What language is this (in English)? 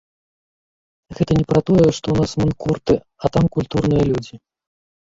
Belarusian